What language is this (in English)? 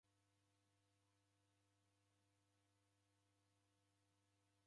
Taita